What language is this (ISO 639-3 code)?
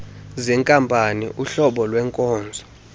xho